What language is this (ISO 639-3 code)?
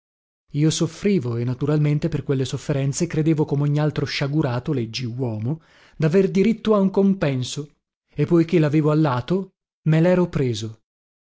ita